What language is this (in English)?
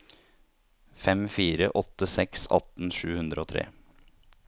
Norwegian